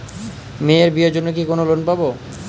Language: Bangla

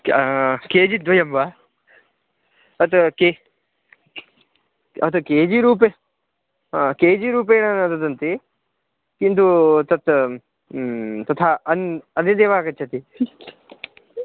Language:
Sanskrit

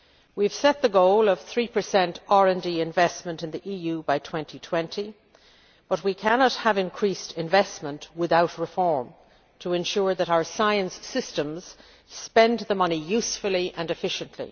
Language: English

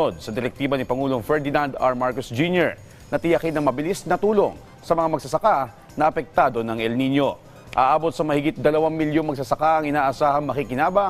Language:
Filipino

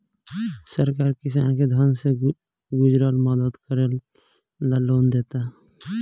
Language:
Bhojpuri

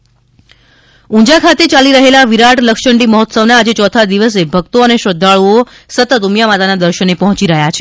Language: Gujarati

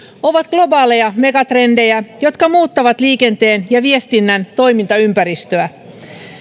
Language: Finnish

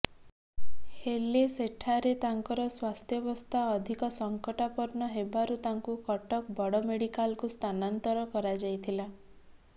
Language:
Odia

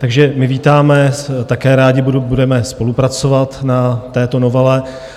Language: Czech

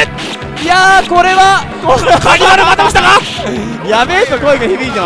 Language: Japanese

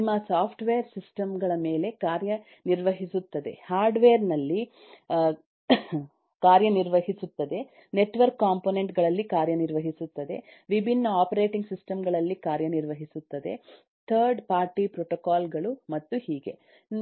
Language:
Kannada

